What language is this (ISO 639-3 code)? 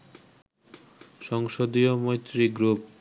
ben